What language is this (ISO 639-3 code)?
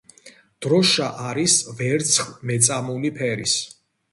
kat